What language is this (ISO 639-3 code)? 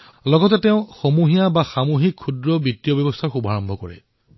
asm